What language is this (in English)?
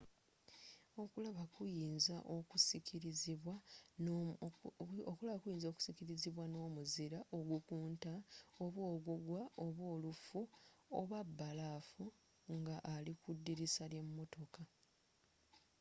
Ganda